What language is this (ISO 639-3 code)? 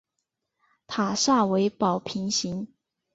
zho